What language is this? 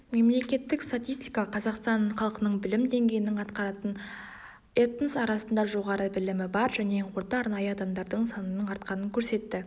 Kazakh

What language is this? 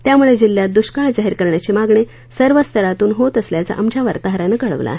Marathi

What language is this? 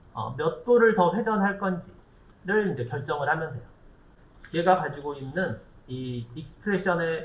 Korean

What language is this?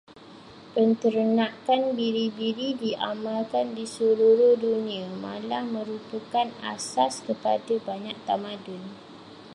Malay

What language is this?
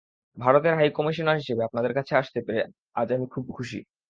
Bangla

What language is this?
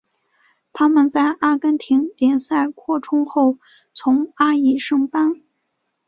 Chinese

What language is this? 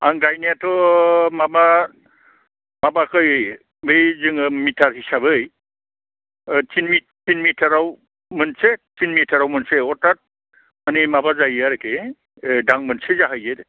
Bodo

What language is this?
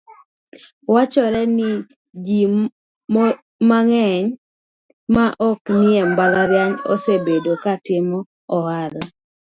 Luo (Kenya and Tanzania)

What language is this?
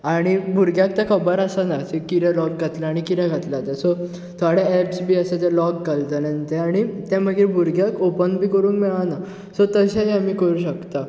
Konkani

